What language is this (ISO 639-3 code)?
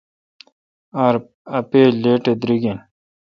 xka